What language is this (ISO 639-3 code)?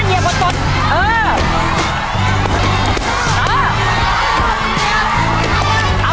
tha